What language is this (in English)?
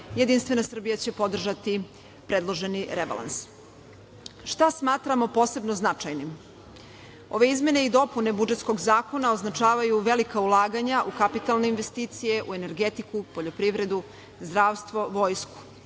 Serbian